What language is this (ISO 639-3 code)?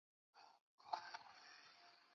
zho